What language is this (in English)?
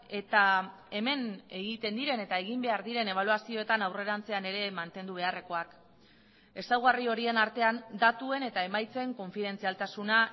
Basque